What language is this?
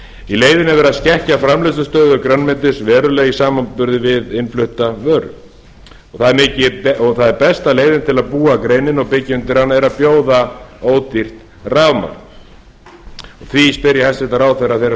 Icelandic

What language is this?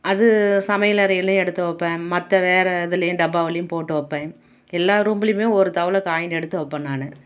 Tamil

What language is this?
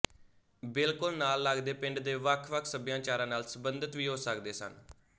Punjabi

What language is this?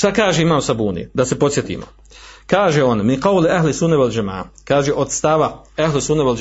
Croatian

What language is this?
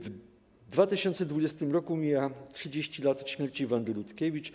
Polish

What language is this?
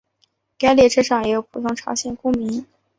Chinese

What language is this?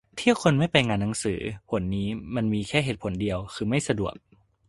Thai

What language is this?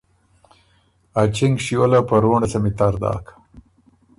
Ormuri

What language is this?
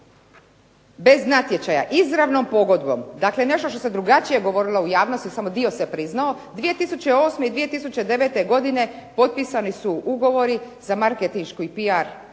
Croatian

